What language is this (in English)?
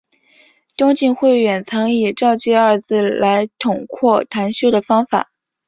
Chinese